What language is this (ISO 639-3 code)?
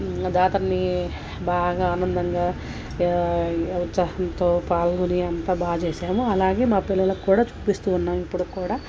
tel